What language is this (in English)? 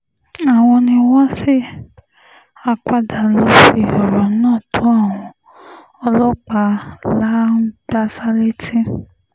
Yoruba